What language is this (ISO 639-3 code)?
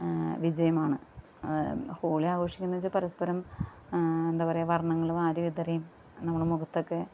mal